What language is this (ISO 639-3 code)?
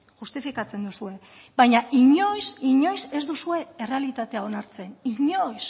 eus